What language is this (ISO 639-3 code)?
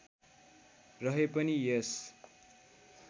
nep